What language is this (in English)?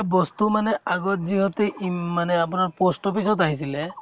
Assamese